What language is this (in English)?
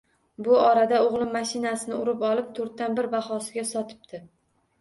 Uzbek